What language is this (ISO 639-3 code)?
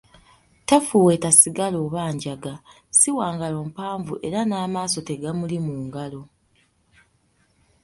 lug